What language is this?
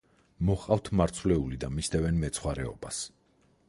Georgian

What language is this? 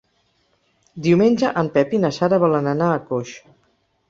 Catalan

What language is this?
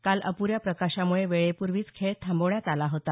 Marathi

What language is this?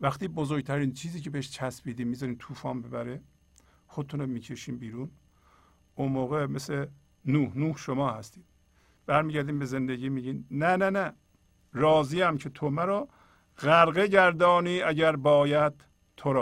Persian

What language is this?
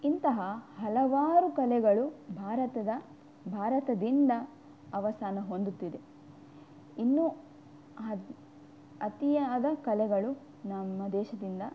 Kannada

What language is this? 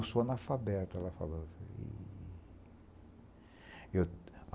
Portuguese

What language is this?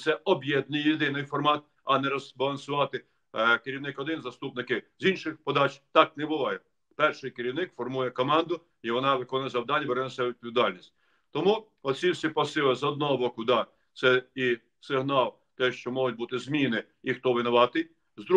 Ukrainian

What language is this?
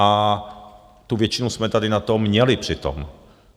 Czech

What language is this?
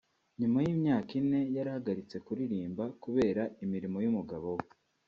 Kinyarwanda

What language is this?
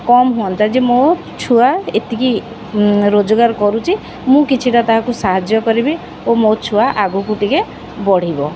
Odia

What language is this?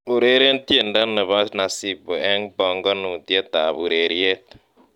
Kalenjin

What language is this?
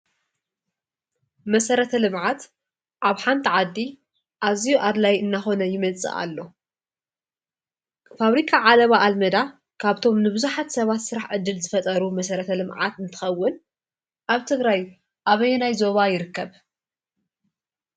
Tigrinya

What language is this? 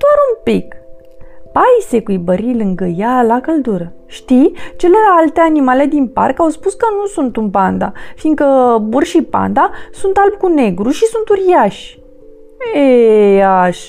Romanian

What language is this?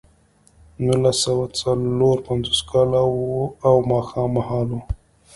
Pashto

